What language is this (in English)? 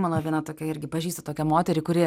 Lithuanian